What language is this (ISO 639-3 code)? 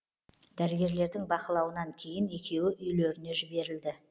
kaz